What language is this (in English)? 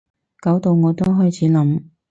Cantonese